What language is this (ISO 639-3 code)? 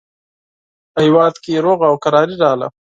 pus